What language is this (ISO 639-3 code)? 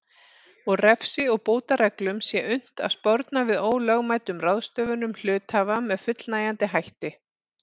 isl